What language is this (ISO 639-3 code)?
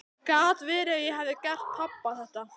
isl